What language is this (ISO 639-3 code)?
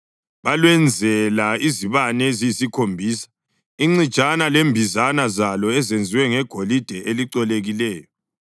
nde